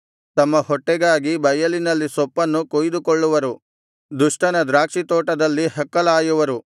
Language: Kannada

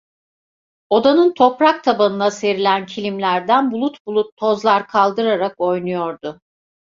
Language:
Turkish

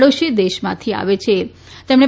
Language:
Gujarati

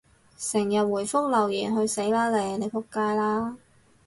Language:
Cantonese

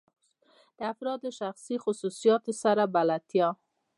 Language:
Pashto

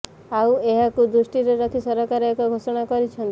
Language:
Odia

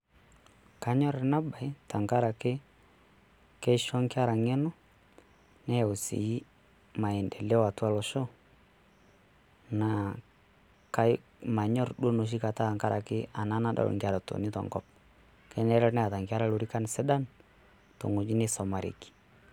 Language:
Masai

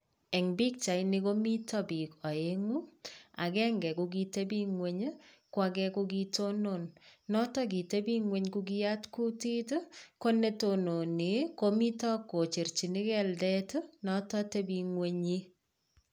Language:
Kalenjin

